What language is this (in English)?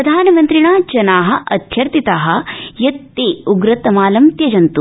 Sanskrit